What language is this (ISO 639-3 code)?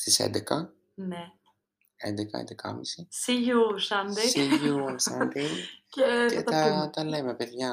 ell